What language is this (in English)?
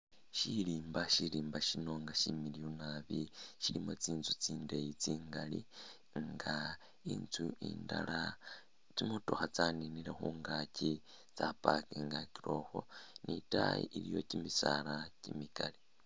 Masaaba